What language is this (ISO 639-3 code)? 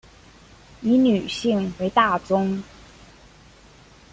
zho